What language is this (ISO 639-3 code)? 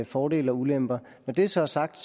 dan